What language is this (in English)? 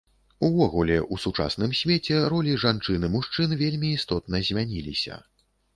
Belarusian